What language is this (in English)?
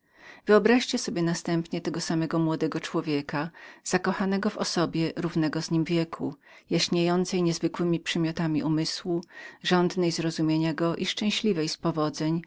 Polish